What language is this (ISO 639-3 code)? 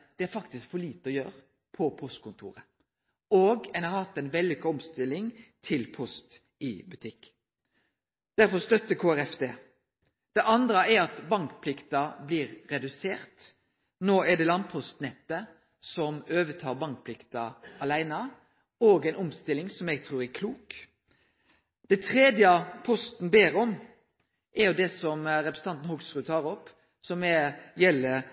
nno